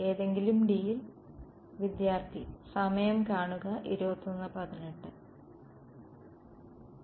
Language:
Malayalam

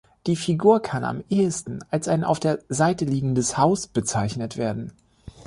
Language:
German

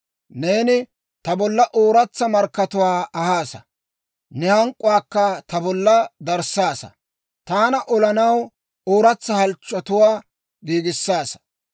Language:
Dawro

